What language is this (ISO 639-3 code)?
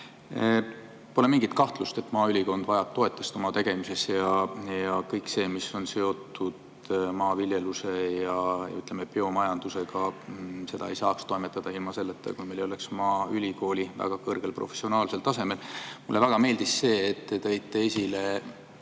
est